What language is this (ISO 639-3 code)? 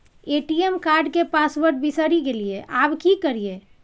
mai